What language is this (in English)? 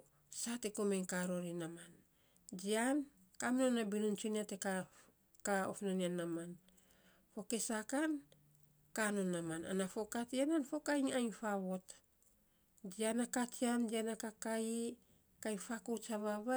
Saposa